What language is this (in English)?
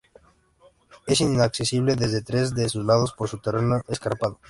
Spanish